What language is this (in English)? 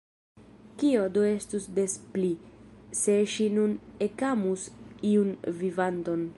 Esperanto